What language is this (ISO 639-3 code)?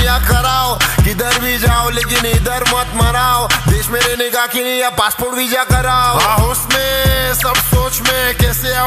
ron